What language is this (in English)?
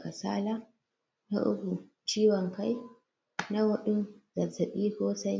Hausa